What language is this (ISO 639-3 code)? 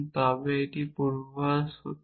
ben